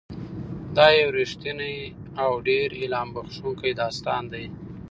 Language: Pashto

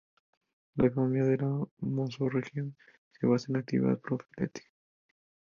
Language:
Spanish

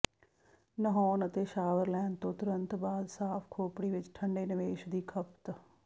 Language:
Punjabi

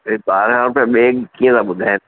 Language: Sindhi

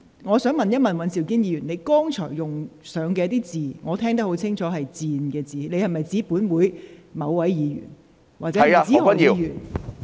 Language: Cantonese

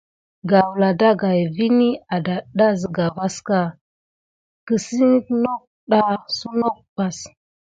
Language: Gidar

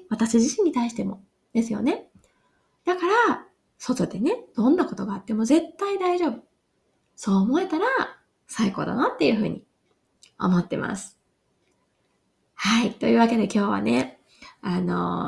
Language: Japanese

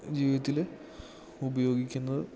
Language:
Malayalam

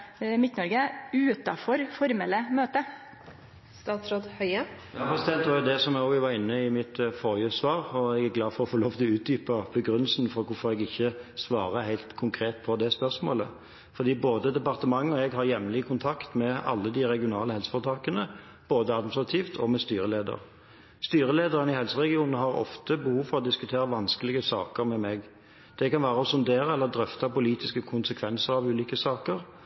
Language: Norwegian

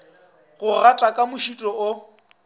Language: Northern Sotho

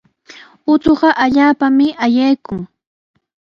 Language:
Sihuas Ancash Quechua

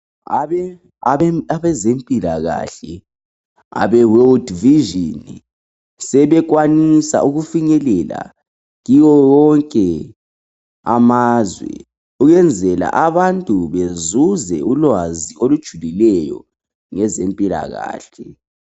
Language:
North Ndebele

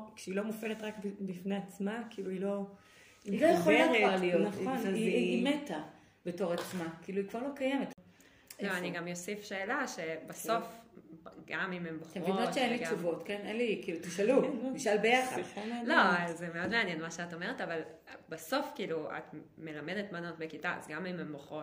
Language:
Hebrew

